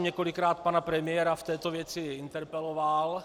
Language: Czech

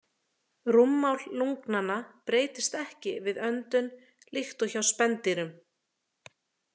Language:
Icelandic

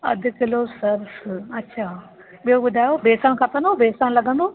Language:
Sindhi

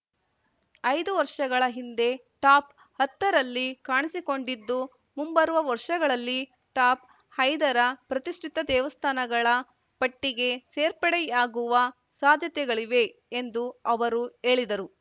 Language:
Kannada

